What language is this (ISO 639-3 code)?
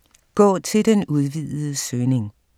dan